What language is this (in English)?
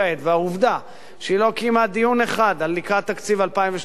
Hebrew